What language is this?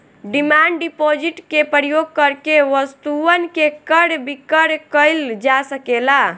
Bhojpuri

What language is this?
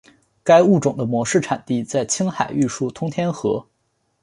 Chinese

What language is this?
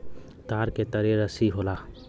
Bhojpuri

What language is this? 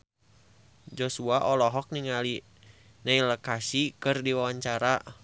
Sundanese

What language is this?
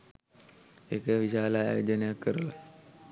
Sinhala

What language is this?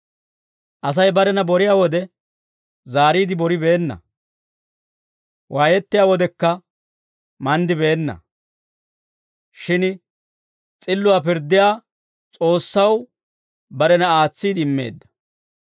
Dawro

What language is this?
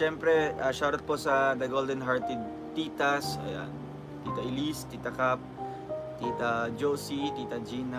Filipino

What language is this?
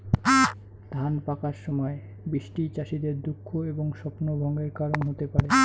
Bangla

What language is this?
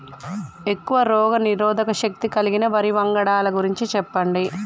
Telugu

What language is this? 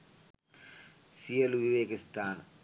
Sinhala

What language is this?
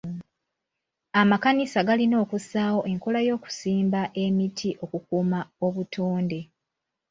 Ganda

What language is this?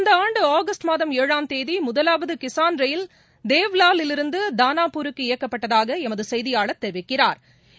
Tamil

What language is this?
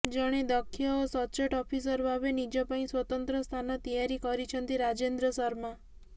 Odia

